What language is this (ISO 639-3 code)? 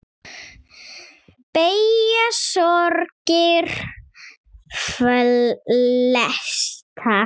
isl